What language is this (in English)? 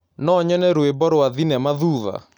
Kikuyu